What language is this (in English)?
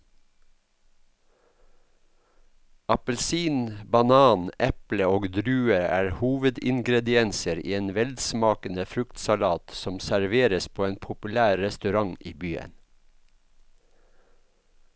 Norwegian